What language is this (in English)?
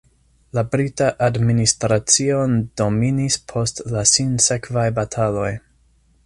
Esperanto